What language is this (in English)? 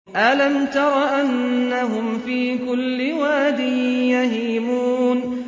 Arabic